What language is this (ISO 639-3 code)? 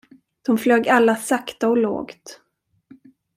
swe